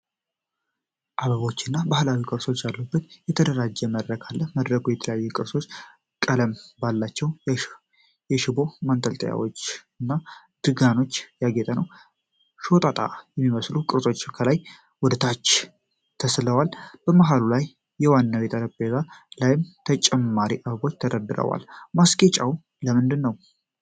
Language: Amharic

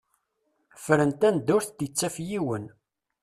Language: Kabyle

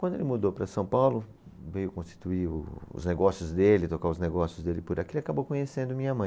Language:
Portuguese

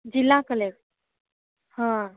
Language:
Gujarati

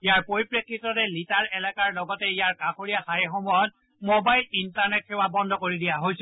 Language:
Assamese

